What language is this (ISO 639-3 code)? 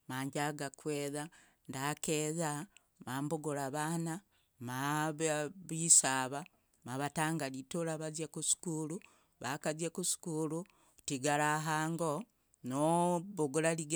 rag